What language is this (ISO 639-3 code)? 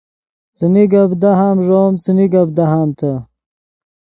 ydg